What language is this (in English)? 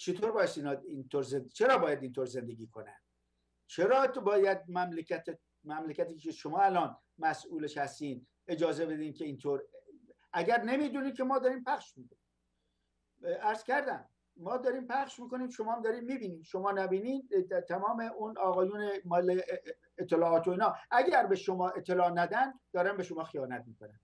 Persian